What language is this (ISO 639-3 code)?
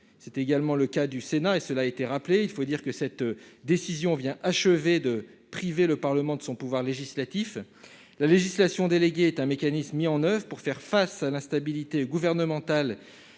fra